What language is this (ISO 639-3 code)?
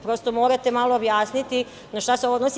srp